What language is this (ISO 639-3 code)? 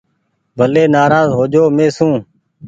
gig